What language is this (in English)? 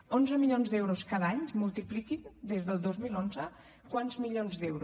Catalan